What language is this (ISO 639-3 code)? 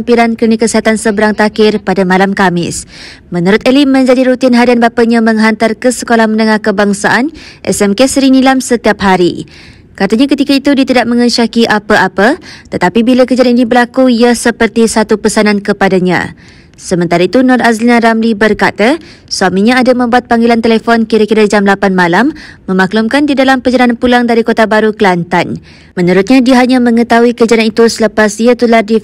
msa